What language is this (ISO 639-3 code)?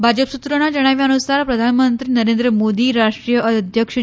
guj